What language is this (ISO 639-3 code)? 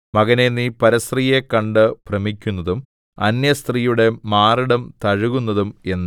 mal